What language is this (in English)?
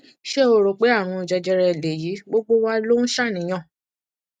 Yoruba